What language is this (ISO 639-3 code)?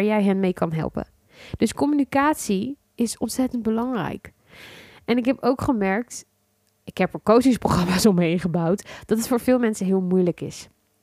nld